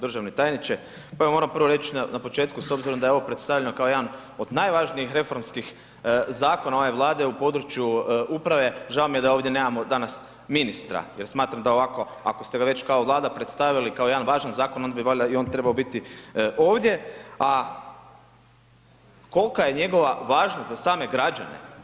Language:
Croatian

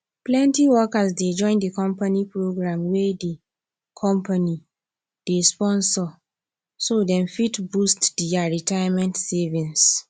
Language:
Nigerian Pidgin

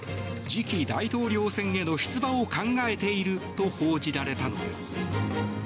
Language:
Japanese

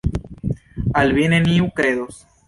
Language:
Esperanto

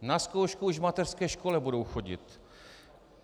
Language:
Czech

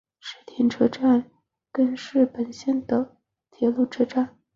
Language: Chinese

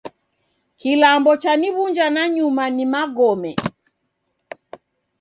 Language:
Taita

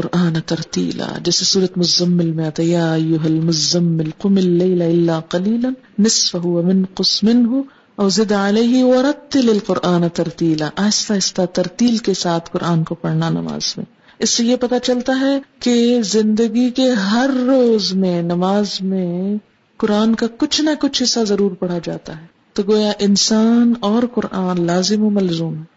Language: Urdu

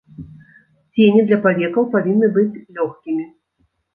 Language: Belarusian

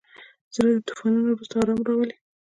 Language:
Pashto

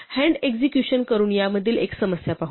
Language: Marathi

